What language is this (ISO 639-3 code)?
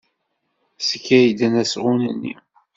kab